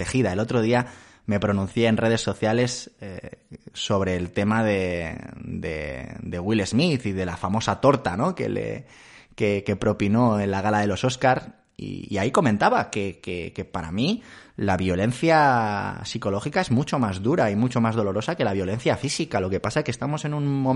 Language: Spanish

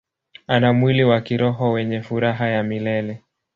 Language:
Swahili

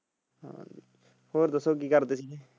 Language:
Punjabi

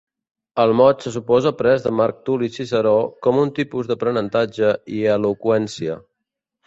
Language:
Catalan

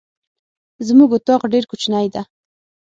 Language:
Pashto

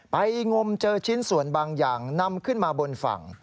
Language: Thai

